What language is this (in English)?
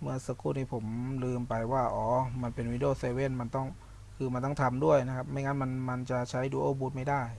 Thai